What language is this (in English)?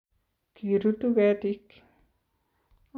Kalenjin